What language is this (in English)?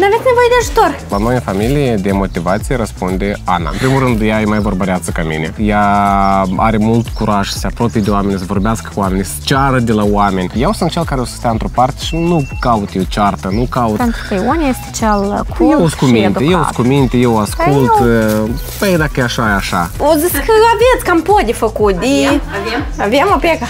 Romanian